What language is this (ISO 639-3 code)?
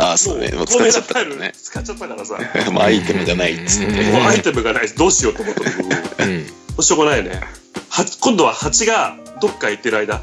jpn